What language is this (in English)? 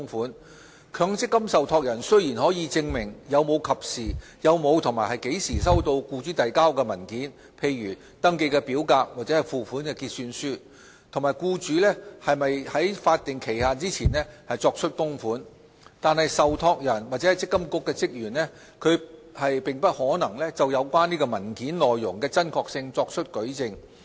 Cantonese